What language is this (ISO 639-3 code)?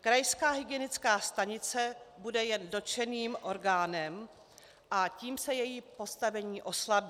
ces